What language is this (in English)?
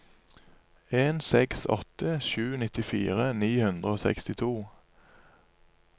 Norwegian